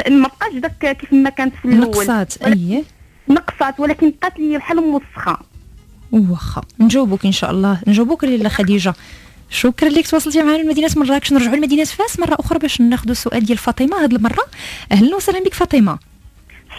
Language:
Arabic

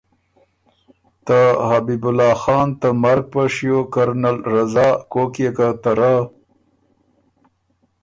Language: Ormuri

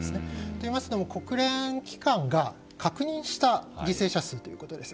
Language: Japanese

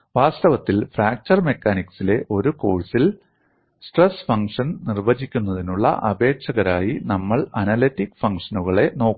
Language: Malayalam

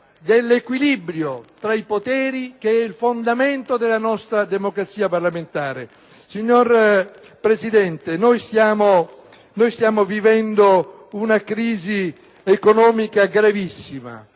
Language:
Italian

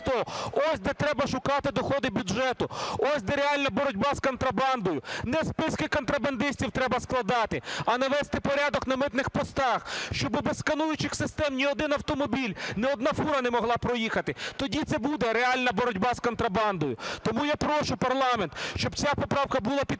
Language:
Ukrainian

